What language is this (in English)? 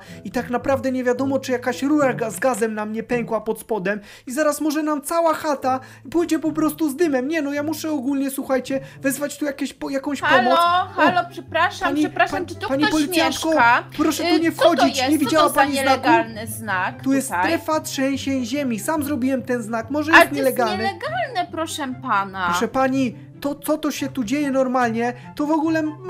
Polish